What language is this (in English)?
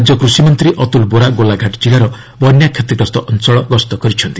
Odia